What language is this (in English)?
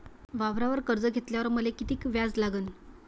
Marathi